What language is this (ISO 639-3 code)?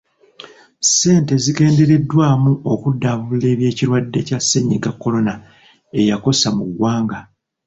lug